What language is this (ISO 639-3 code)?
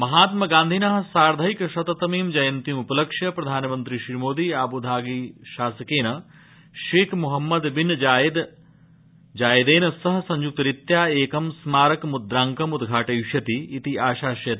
san